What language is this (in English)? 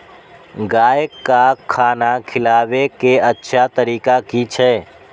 Maithili